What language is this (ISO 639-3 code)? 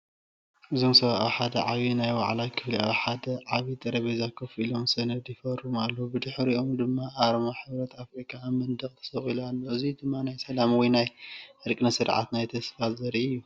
tir